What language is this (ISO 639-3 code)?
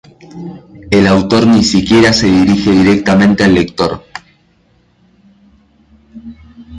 spa